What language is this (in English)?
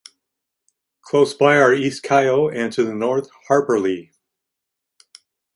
English